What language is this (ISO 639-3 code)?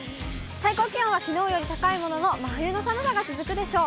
jpn